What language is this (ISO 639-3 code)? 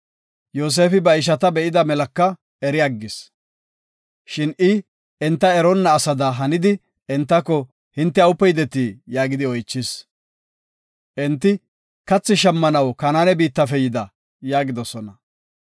gof